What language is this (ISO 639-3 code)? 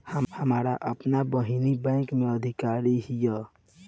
bho